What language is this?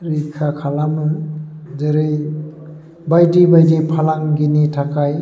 Bodo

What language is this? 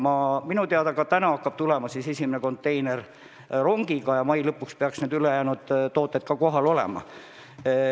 Estonian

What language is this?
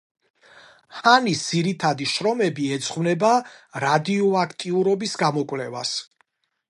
Georgian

